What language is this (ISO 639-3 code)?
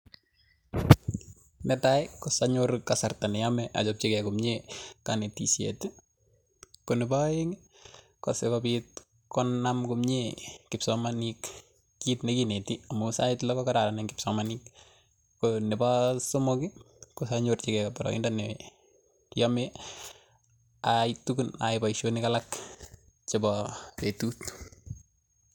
kln